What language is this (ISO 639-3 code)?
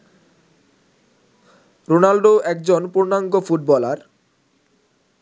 ben